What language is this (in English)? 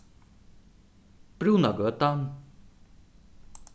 Faroese